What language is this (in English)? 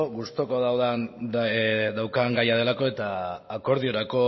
Basque